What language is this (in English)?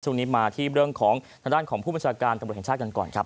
Thai